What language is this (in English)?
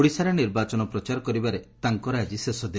Odia